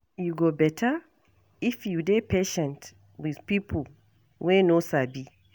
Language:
Nigerian Pidgin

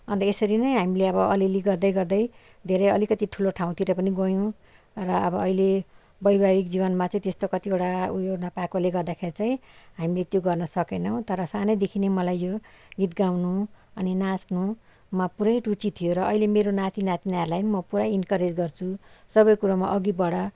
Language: Nepali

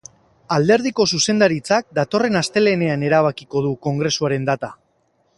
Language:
Basque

